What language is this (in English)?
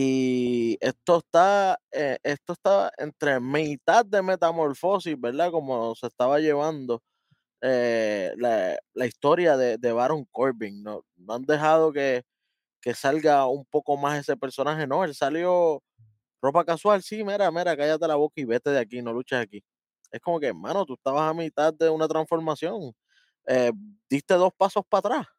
Spanish